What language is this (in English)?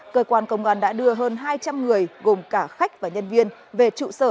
Vietnamese